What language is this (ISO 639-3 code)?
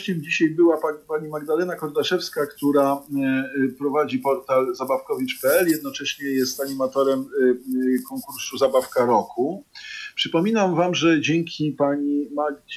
pol